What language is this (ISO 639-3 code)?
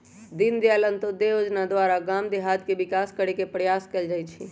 mag